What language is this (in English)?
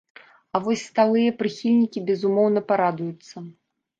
Belarusian